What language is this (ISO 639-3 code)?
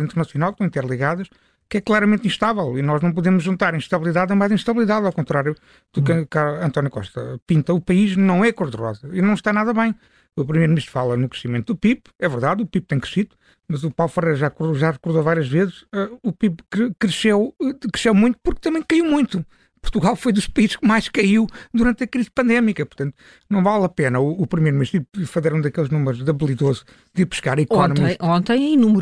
por